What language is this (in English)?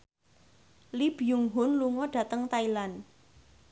Javanese